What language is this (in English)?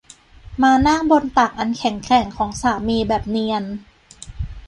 Thai